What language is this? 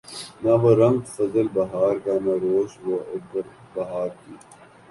Urdu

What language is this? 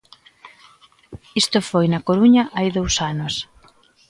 Galician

